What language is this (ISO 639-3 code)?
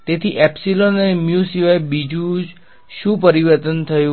guj